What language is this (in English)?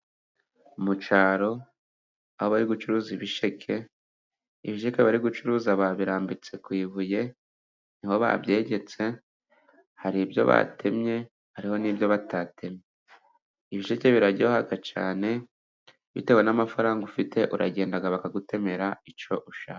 Kinyarwanda